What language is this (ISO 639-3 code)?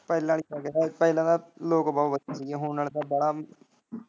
pan